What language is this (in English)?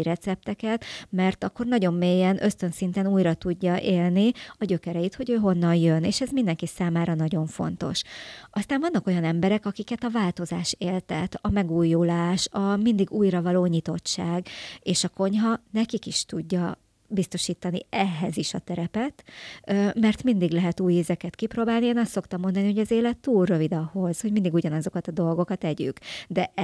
Hungarian